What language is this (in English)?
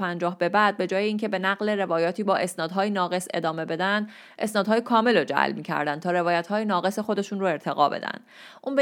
Persian